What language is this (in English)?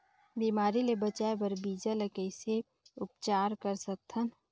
Chhattisgarhi